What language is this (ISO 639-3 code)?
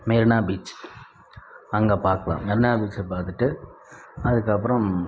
tam